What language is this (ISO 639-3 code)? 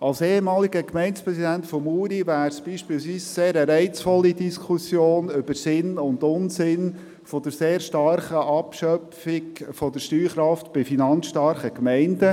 gsw